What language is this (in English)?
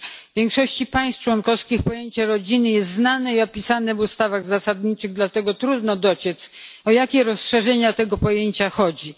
Polish